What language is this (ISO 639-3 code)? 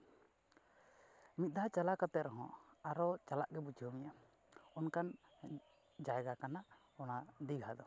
sat